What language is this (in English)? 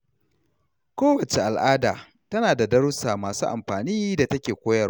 Hausa